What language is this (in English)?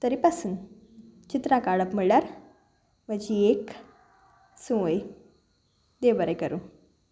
Konkani